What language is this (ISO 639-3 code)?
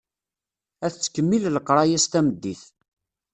kab